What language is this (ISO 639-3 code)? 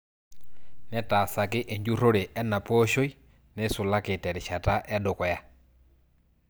mas